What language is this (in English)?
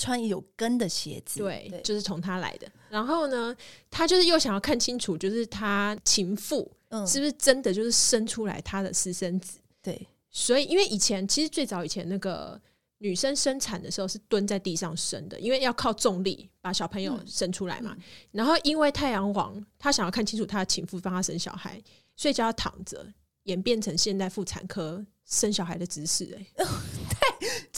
Chinese